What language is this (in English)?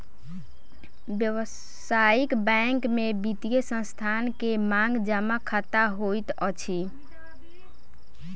Maithili